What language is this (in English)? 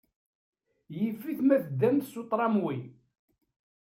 Kabyle